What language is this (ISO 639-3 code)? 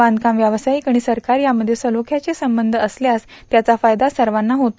mar